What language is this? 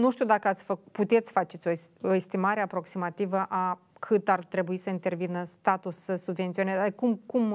Romanian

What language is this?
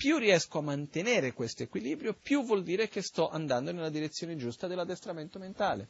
Italian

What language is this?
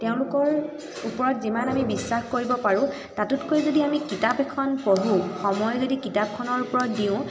Assamese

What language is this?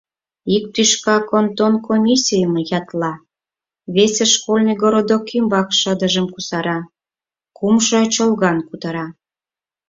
Mari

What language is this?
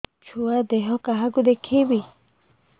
Odia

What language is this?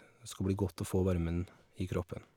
Norwegian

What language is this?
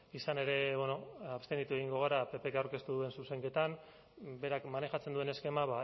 Basque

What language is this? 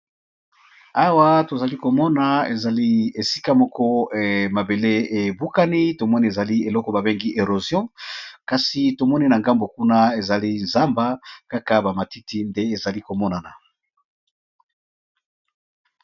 Lingala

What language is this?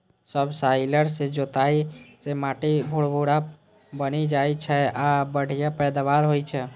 Maithili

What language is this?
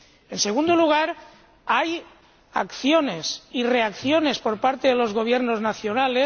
Spanish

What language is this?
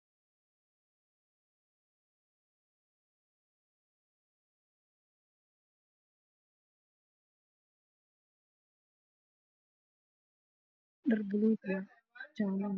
Somali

